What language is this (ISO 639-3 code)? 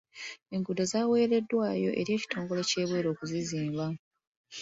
lug